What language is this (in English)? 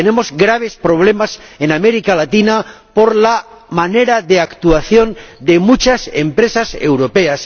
Spanish